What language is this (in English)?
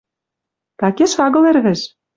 Western Mari